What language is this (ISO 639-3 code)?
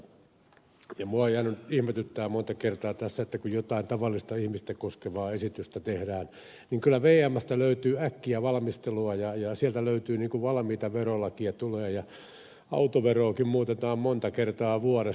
fin